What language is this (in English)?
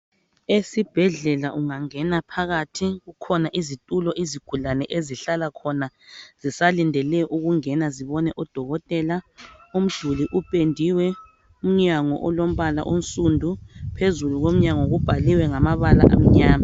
North Ndebele